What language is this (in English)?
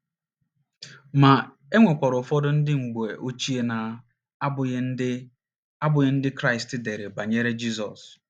Igbo